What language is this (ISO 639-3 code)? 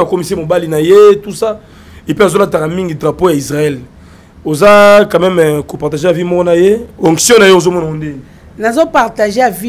fra